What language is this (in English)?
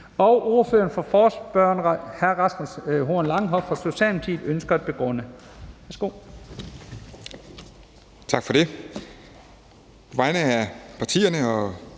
Danish